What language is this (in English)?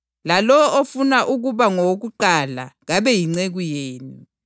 North Ndebele